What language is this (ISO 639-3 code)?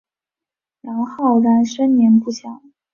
zho